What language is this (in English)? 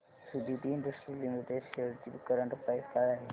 Marathi